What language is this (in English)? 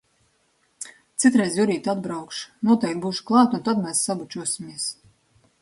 Latvian